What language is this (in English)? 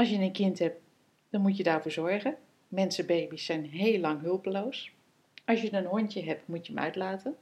Dutch